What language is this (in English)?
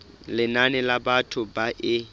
Southern Sotho